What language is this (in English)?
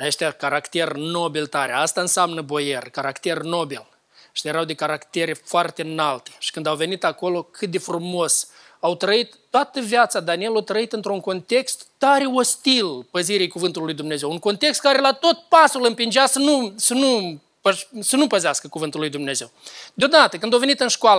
Romanian